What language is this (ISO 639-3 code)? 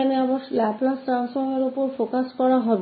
hin